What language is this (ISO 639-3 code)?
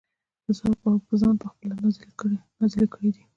pus